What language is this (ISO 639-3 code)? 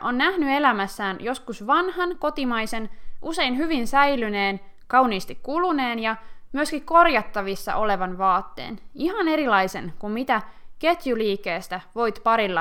fin